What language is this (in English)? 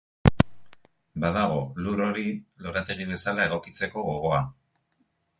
Basque